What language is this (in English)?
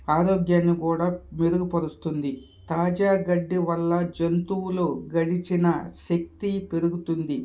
Telugu